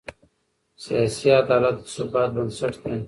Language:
Pashto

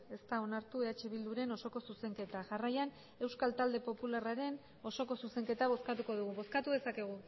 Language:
Basque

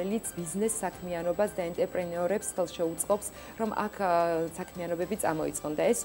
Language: Romanian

